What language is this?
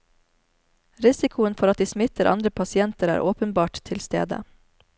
Norwegian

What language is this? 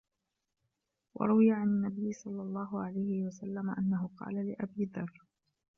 Arabic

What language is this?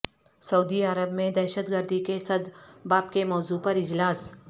Urdu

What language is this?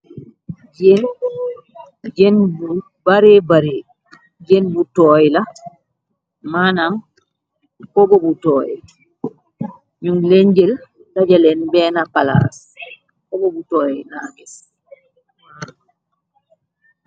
Wolof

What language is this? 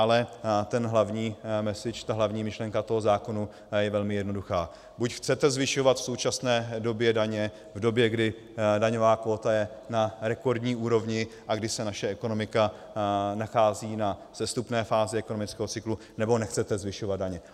Czech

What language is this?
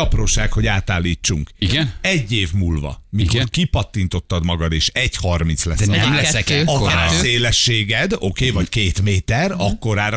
Hungarian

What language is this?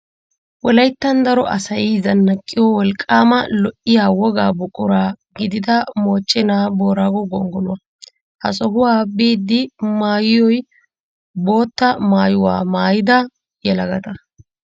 Wolaytta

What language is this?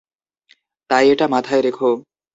Bangla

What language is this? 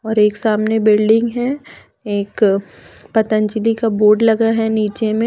Hindi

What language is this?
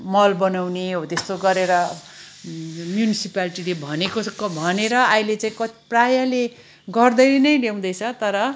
Nepali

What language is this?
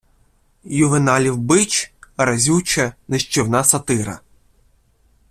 Ukrainian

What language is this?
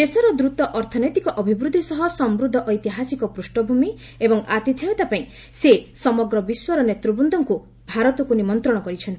Odia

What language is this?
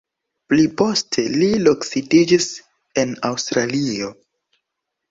Esperanto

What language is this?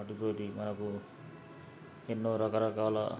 Telugu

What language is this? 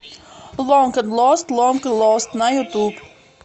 Russian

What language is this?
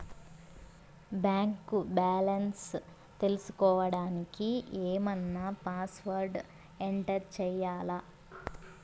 Telugu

